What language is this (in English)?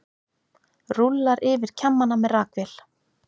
Icelandic